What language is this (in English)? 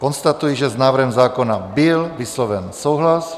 Czech